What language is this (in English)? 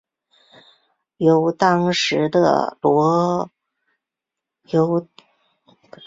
Chinese